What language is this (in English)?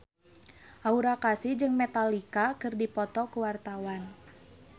Sundanese